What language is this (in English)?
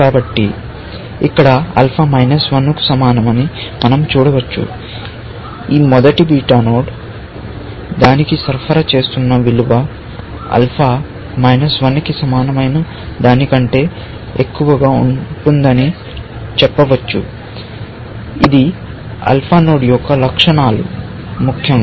Telugu